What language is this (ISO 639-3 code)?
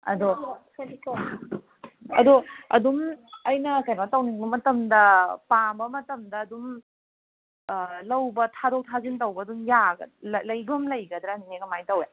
mni